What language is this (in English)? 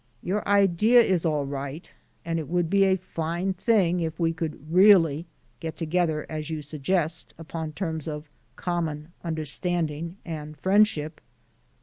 English